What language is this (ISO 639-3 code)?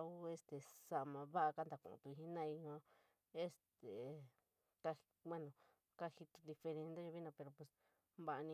mig